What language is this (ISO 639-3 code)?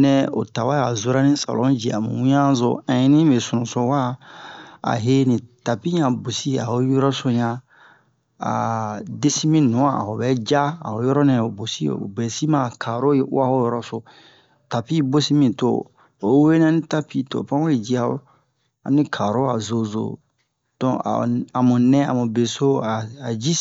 bmq